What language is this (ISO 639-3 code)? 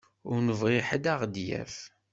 kab